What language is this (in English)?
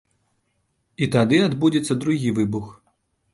Belarusian